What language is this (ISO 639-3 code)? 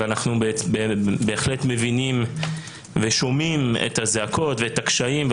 heb